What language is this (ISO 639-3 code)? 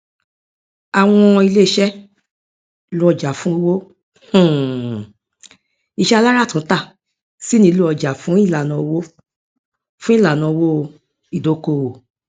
yor